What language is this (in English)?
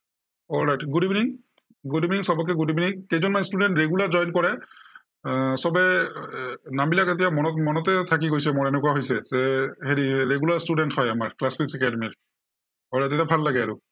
Assamese